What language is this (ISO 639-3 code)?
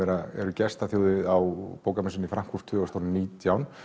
isl